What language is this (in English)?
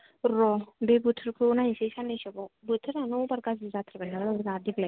Bodo